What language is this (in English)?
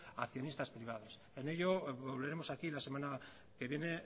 Spanish